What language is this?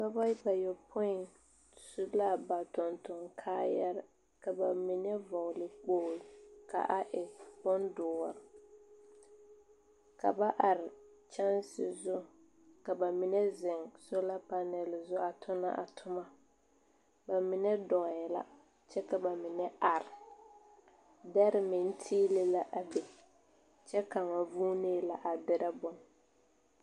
Southern Dagaare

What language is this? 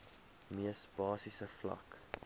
Afrikaans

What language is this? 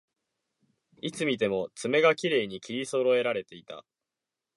Japanese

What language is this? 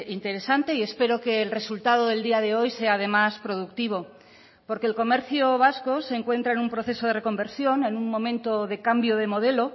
Spanish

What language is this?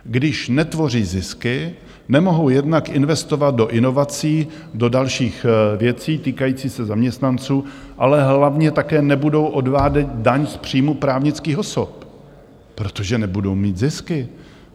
Czech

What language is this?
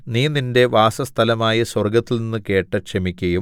Malayalam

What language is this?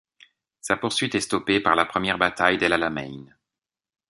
French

